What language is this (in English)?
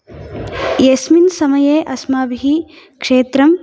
Sanskrit